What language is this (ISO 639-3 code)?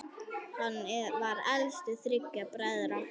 isl